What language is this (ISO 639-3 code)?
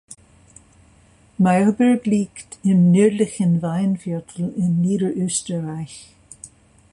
deu